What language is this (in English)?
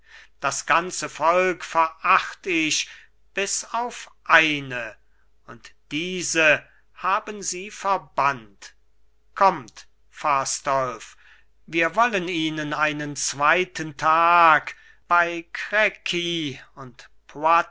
German